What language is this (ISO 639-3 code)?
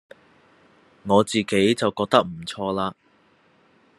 yue